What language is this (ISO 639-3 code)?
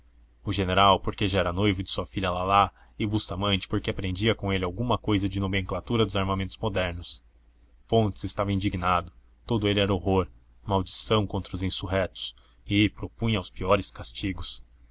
por